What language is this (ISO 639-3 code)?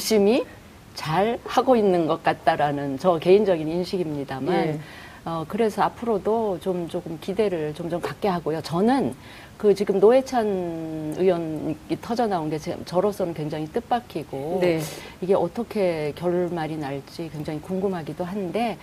kor